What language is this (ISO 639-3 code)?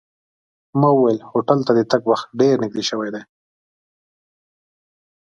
pus